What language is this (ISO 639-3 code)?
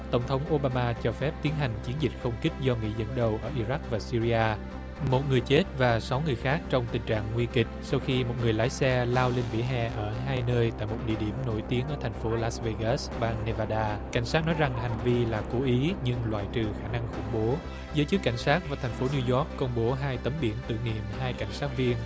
vie